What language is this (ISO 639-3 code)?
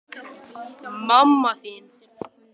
isl